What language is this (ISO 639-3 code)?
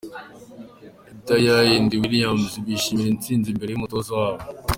kin